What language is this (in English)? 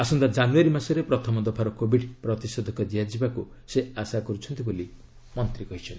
Odia